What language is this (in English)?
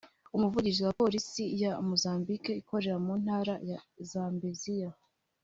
Kinyarwanda